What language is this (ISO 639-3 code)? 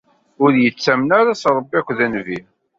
kab